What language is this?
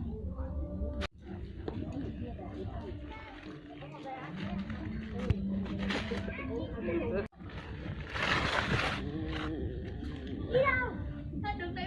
Vietnamese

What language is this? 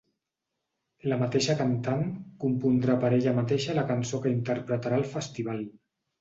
Catalan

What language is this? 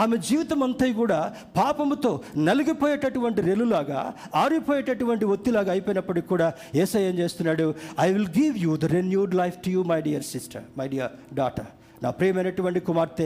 Telugu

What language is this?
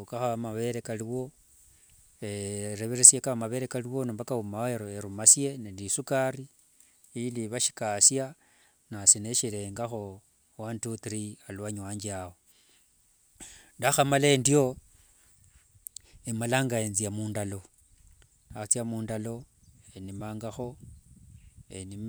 Wanga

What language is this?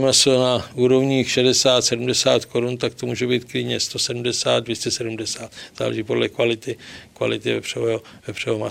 Czech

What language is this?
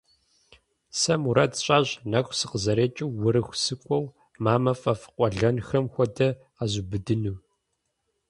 Kabardian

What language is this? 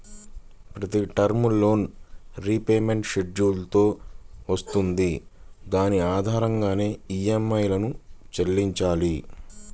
Telugu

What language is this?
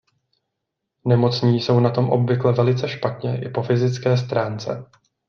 Czech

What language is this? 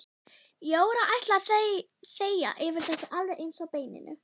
Icelandic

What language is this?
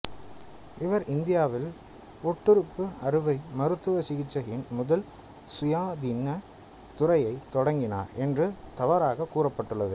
Tamil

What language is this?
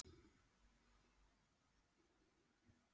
Icelandic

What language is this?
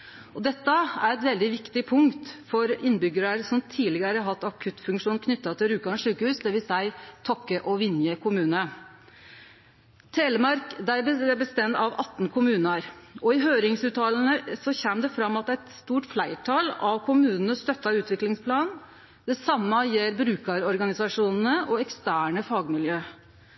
Norwegian Nynorsk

